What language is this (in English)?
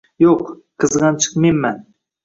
Uzbek